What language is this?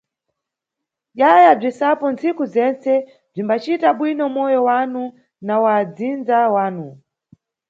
Nyungwe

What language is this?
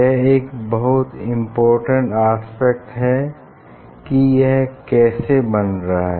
Hindi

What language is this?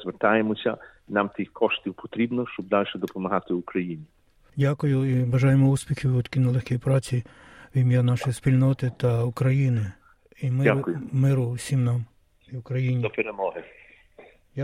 Ukrainian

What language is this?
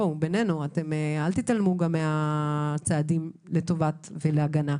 Hebrew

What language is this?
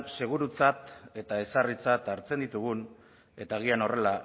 Basque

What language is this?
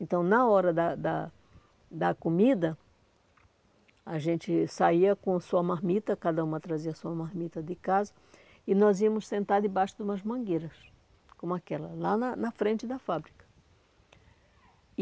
Portuguese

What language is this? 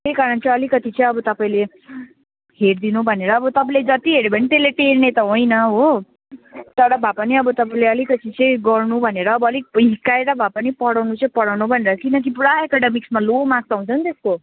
Nepali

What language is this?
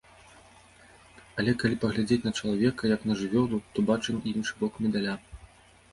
Belarusian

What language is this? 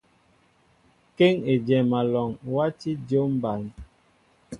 Mbo (Cameroon)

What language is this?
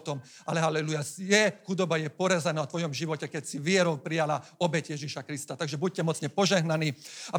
Slovak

